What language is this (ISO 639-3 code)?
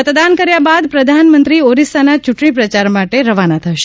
guj